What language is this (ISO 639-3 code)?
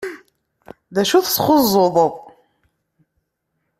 kab